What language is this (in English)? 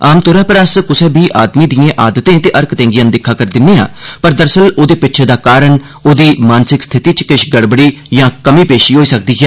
Dogri